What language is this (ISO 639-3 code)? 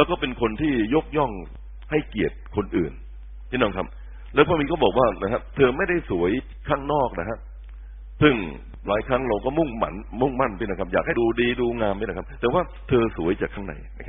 tha